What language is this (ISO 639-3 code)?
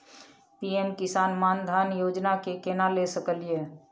mai